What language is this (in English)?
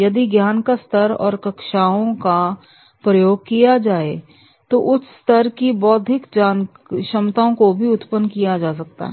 Hindi